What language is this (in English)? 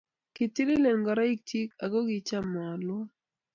Kalenjin